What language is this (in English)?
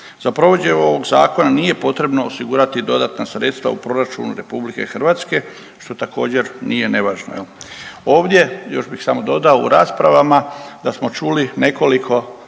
Croatian